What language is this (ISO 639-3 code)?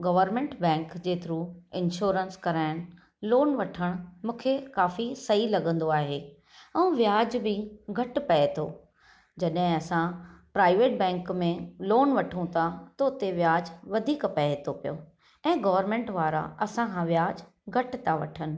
snd